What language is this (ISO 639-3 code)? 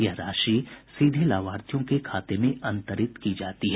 hin